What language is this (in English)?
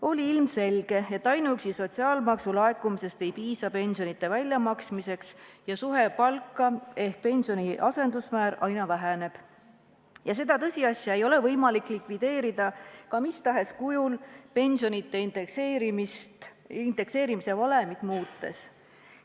Estonian